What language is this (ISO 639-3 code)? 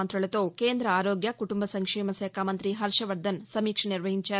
tel